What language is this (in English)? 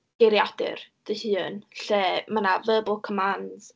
Welsh